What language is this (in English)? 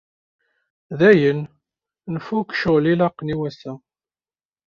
Kabyle